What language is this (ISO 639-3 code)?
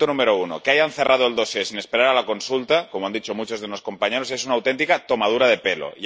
spa